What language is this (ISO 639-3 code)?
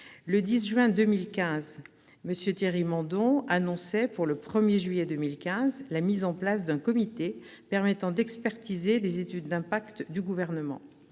fra